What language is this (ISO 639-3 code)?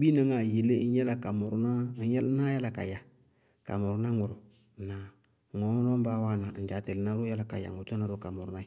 bqg